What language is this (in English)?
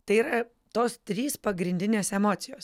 Lithuanian